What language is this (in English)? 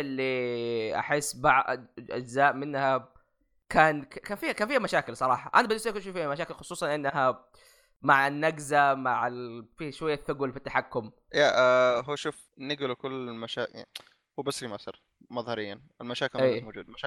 Arabic